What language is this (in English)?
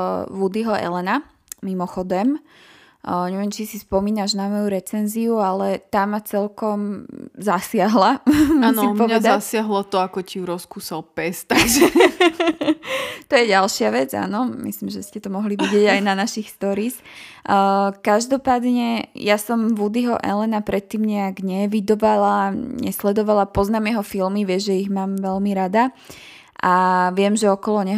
Slovak